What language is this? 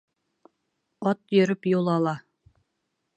Bashkir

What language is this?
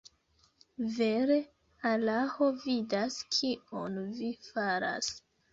Esperanto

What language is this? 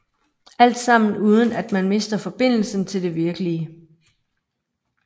Danish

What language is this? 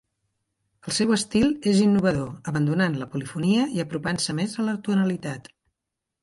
Catalan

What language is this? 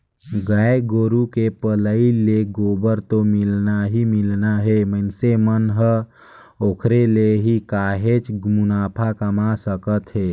Chhattisgarhi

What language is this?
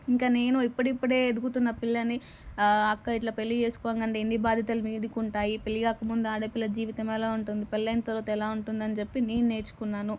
Telugu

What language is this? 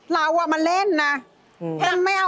Thai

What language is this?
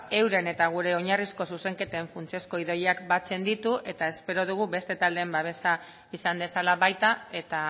Basque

